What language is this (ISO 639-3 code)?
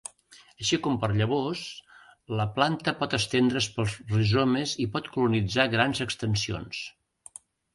cat